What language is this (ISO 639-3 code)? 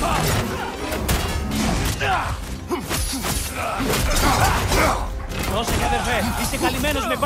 ell